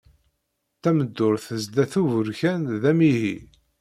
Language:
Kabyle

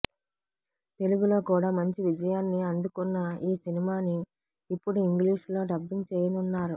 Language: Telugu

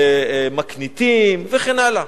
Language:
Hebrew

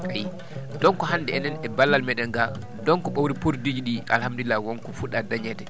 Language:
Fula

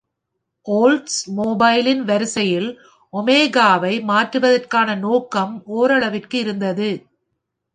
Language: Tamil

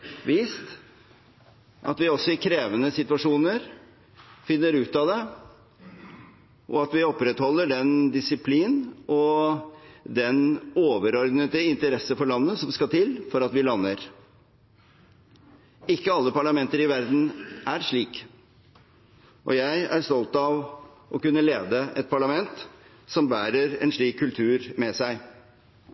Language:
Norwegian Bokmål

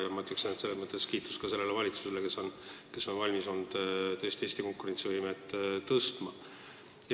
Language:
Estonian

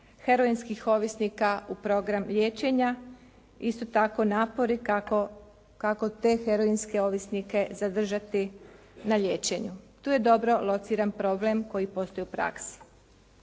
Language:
Croatian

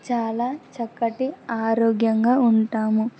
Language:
Telugu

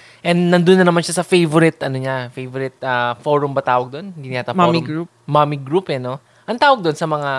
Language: Filipino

